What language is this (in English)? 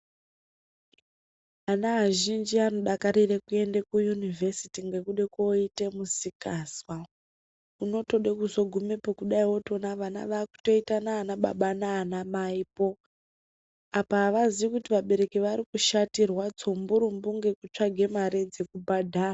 Ndau